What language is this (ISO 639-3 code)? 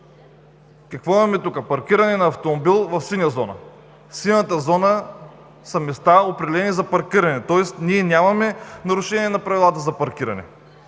bul